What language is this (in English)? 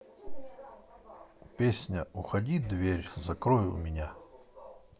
Russian